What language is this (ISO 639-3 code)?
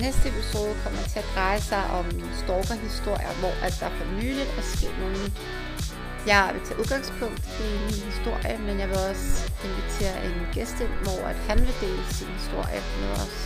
dan